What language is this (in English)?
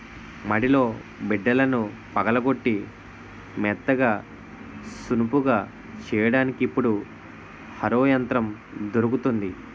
Telugu